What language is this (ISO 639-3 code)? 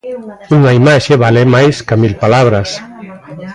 glg